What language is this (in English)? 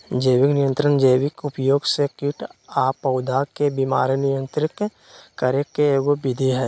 Magahi